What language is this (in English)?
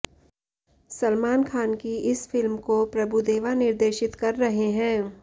Hindi